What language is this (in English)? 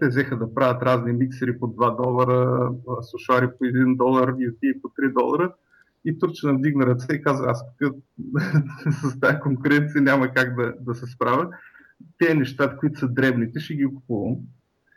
Bulgarian